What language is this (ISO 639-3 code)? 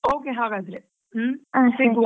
kan